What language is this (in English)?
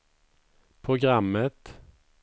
Swedish